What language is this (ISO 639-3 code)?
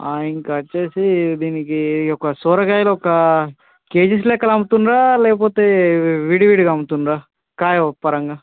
tel